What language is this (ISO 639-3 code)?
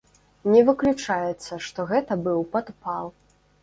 bel